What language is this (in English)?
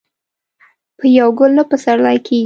Pashto